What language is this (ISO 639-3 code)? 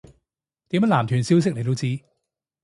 yue